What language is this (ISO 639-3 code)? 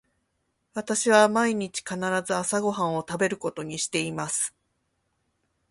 jpn